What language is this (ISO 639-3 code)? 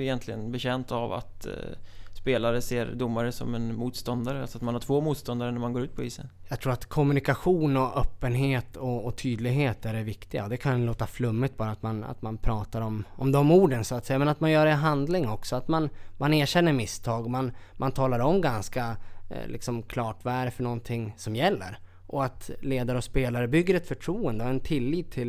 swe